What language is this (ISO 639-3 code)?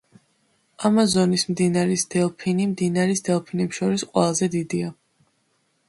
kat